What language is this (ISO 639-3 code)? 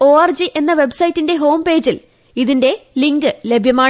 mal